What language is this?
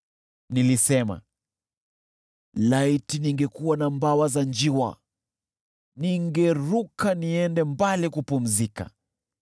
Swahili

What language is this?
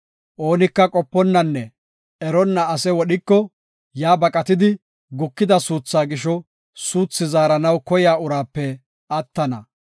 Gofa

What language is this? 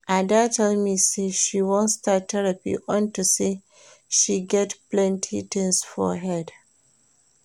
Nigerian Pidgin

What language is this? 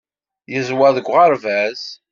Kabyle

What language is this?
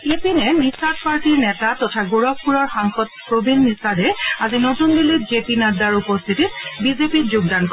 Assamese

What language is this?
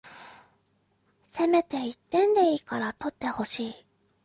Japanese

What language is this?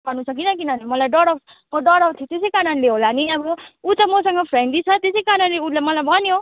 Nepali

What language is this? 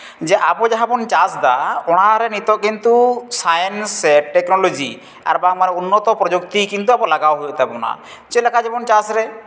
Santali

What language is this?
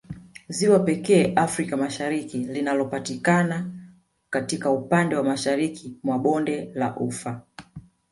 Swahili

